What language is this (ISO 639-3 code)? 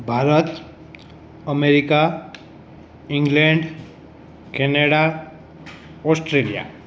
guj